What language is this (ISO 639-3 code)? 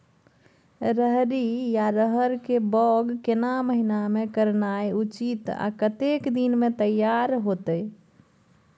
mai